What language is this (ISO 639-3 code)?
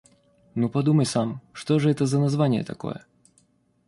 rus